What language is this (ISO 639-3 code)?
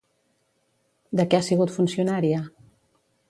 cat